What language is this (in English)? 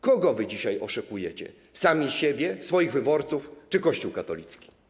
Polish